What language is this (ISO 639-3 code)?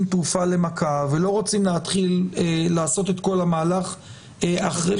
heb